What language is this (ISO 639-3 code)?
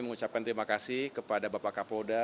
ind